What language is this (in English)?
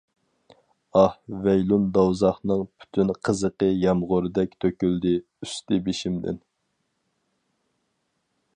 Uyghur